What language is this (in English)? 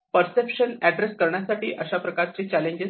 Marathi